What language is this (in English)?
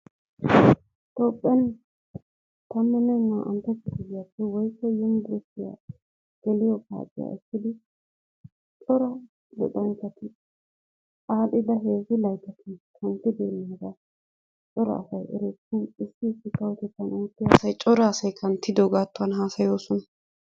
Wolaytta